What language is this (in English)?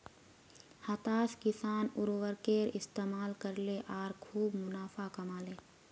Magahi